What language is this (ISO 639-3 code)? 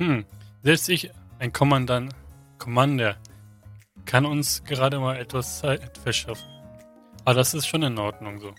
deu